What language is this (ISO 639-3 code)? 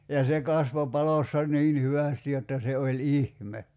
fin